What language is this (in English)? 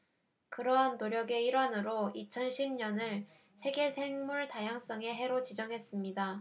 Korean